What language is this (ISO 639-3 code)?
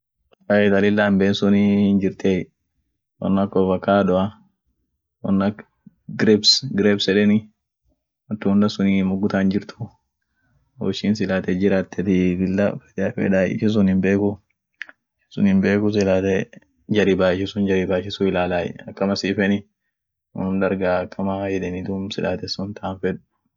orc